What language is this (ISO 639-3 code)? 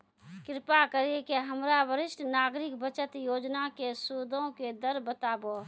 mai